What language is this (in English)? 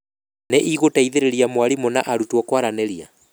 Kikuyu